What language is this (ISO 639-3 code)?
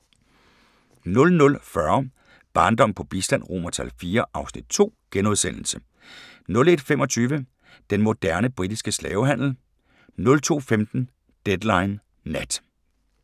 dan